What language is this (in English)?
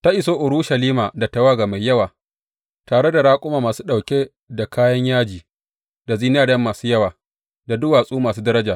Hausa